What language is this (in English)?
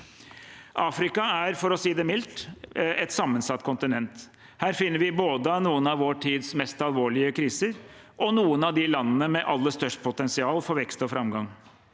Norwegian